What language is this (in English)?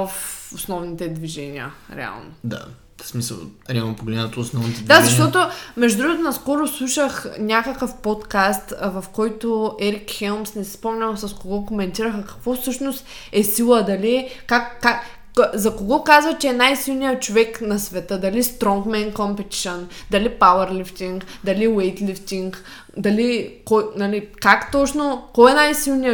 Bulgarian